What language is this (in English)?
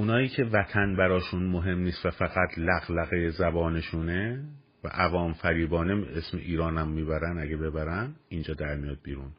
Persian